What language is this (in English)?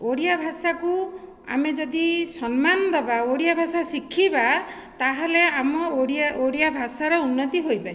Odia